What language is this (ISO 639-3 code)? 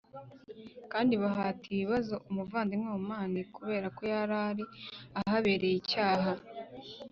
kin